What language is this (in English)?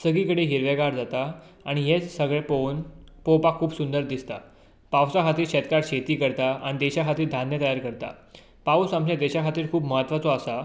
Konkani